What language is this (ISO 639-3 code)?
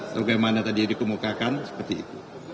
ind